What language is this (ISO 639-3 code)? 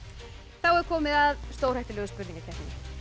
isl